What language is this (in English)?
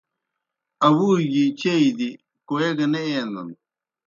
Kohistani Shina